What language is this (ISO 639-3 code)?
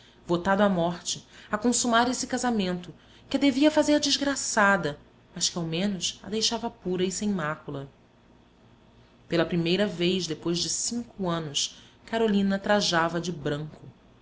por